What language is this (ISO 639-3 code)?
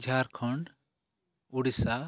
sat